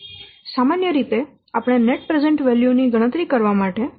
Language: Gujarati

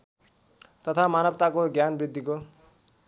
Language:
Nepali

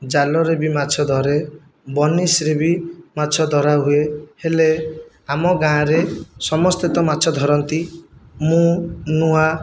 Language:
Odia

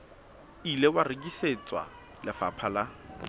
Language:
Southern Sotho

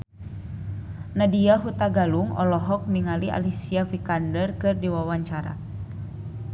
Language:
Sundanese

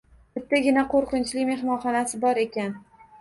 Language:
Uzbek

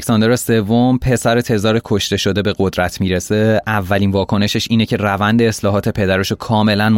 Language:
Persian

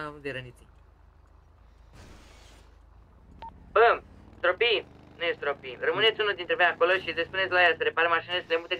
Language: Romanian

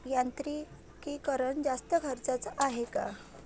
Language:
Marathi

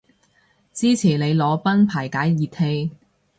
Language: Cantonese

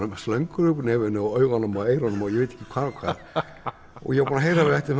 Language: Icelandic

